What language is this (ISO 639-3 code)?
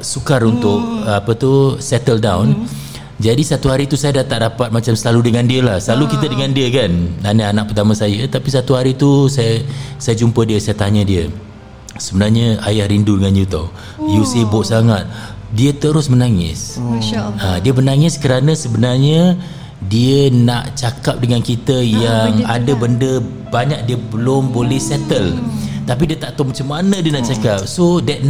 msa